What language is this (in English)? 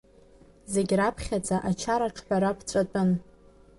Abkhazian